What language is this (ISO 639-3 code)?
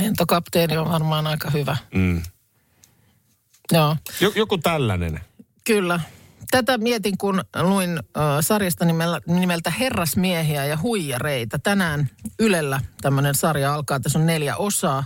fin